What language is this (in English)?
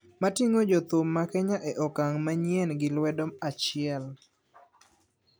Luo (Kenya and Tanzania)